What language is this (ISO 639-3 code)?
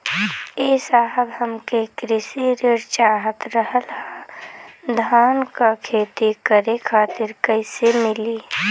bho